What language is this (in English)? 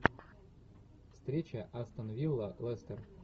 Russian